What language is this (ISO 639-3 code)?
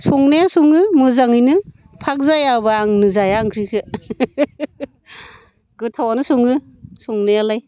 brx